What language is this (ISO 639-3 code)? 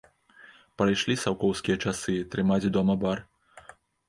bel